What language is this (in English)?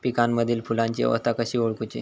Marathi